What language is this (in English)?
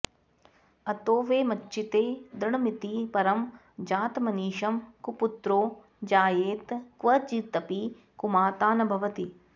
Sanskrit